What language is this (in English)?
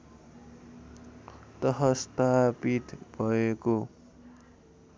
Nepali